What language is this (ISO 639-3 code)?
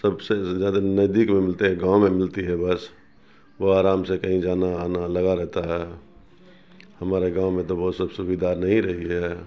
urd